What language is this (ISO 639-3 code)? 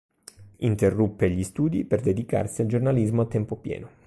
ita